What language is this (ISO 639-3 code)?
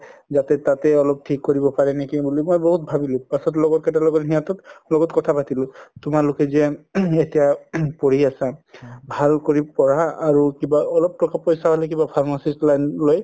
asm